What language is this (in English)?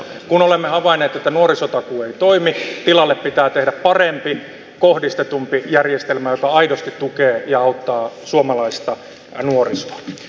Finnish